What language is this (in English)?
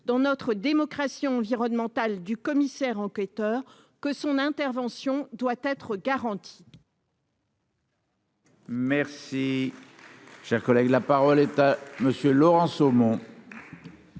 French